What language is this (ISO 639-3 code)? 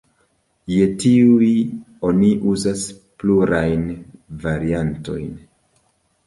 epo